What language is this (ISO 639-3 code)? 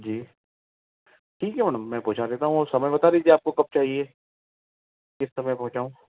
hin